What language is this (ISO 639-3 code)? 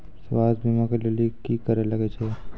mai